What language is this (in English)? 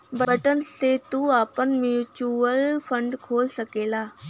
Bhojpuri